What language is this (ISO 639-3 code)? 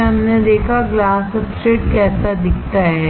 hin